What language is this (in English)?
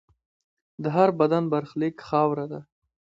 Pashto